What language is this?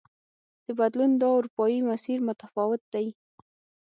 Pashto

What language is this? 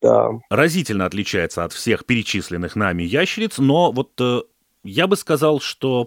Russian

